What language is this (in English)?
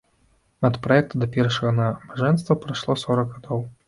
Belarusian